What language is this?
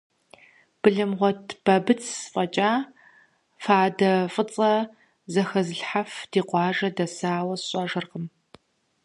Kabardian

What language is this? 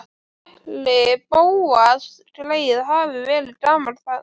Icelandic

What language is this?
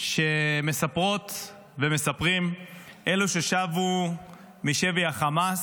Hebrew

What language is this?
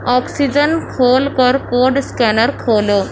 Urdu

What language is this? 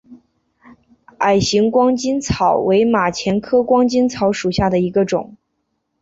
Chinese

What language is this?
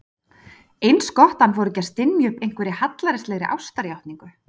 Icelandic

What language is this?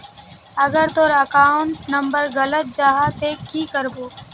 Magahi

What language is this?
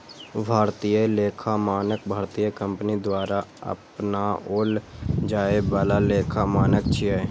Maithili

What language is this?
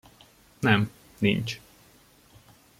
Hungarian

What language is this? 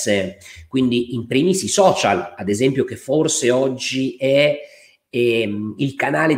Italian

